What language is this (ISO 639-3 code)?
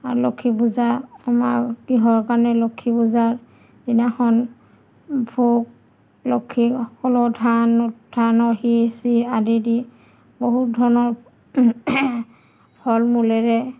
asm